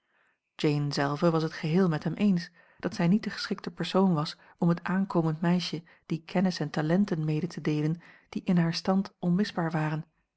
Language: Dutch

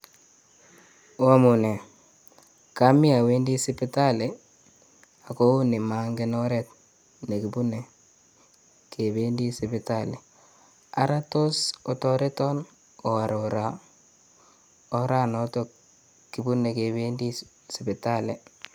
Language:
Kalenjin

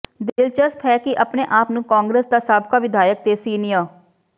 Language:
Punjabi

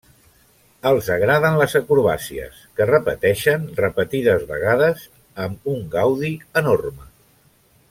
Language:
Catalan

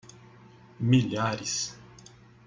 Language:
Portuguese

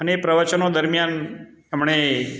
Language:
Gujarati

